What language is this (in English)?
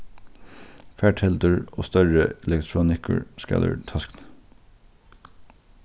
Faroese